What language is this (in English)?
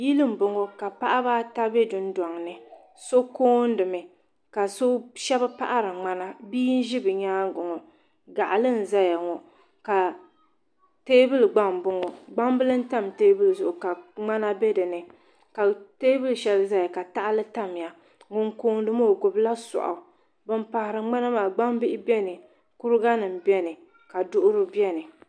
Dagbani